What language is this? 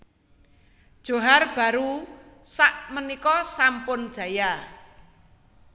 Javanese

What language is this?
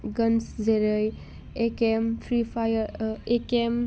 Bodo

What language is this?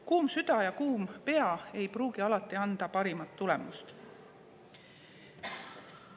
Estonian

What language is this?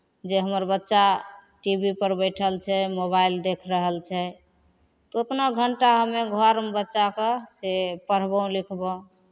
Maithili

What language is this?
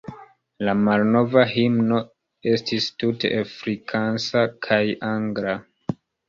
Esperanto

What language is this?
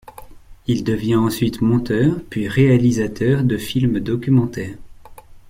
French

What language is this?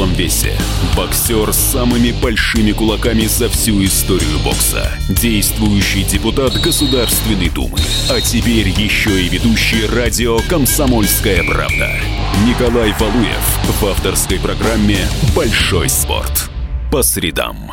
Russian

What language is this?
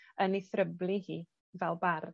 Welsh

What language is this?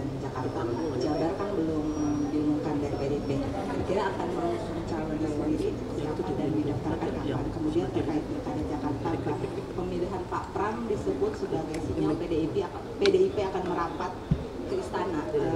Indonesian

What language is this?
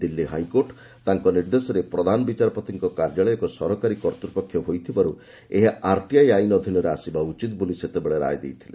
Odia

